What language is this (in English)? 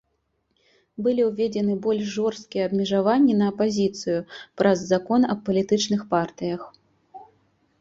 Belarusian